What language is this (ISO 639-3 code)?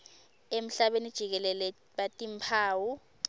ssw